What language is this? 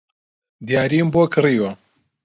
Central Kurdish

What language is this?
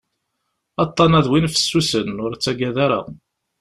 Kabyle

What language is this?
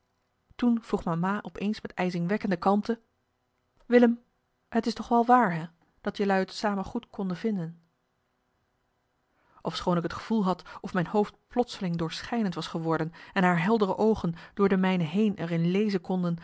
Dutch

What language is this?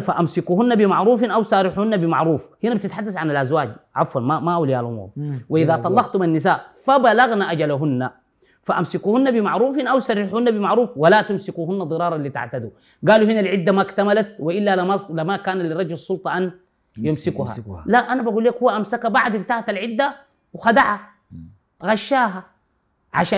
Arabic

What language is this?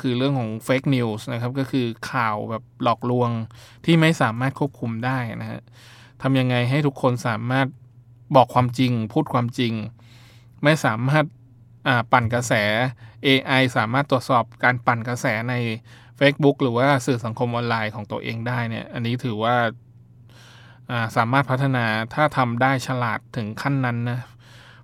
Thai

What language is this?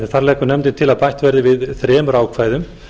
Icelandic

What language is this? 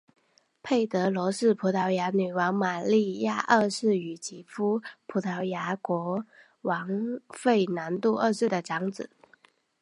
Chinese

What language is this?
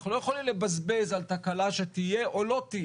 Hebrew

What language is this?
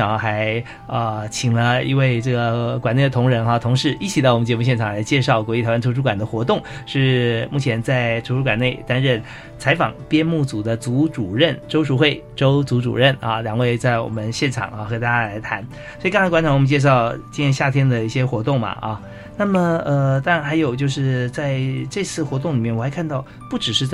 Chinese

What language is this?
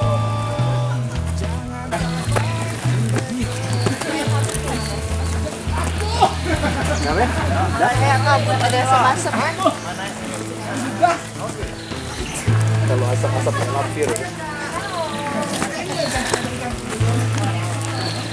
Indonesian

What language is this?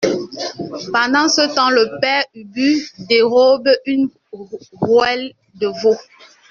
French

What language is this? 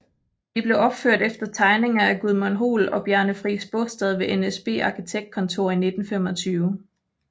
Danish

